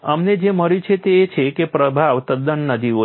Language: Gujarati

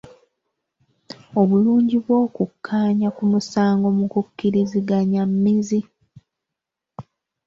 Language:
Ganda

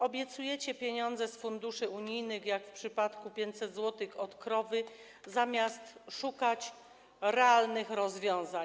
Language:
Polish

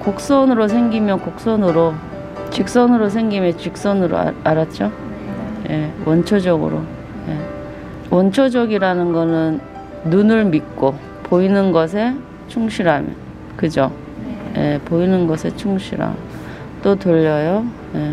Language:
Korean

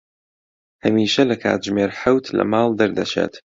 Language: Central Kurdish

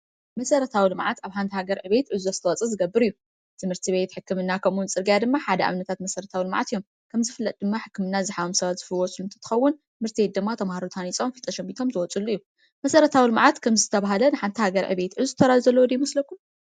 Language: Tigrinya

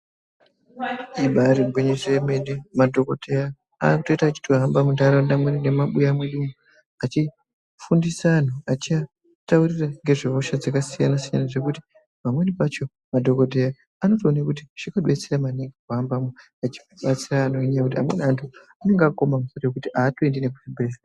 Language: Ndau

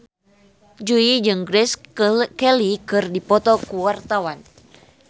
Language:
Sundanese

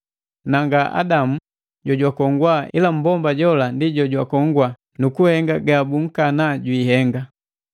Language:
Matengo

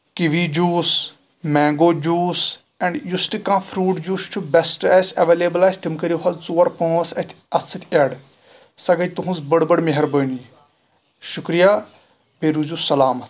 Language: Kashmiri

